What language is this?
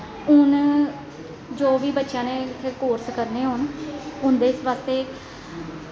Dogri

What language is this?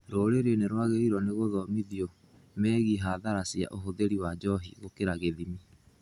Kikuyu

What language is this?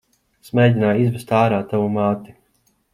Latvian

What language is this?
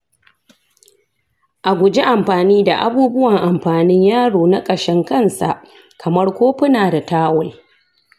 Hausa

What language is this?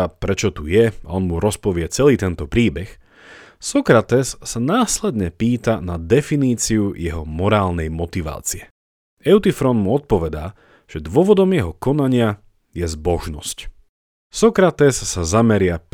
Slovak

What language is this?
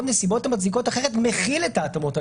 Hebrew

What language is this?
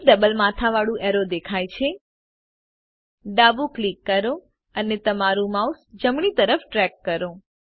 Gujarati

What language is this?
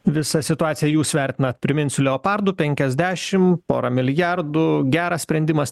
Lithuanian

